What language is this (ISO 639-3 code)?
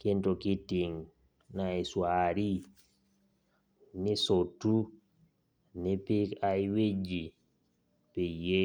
mas